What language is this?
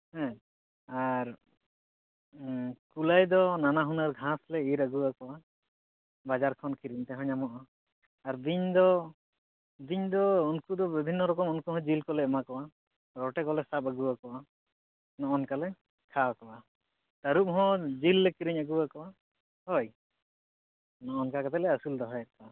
Santali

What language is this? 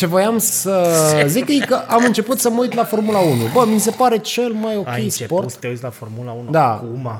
Romanian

